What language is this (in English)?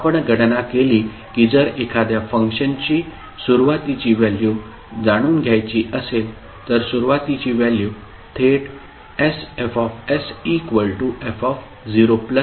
Marathi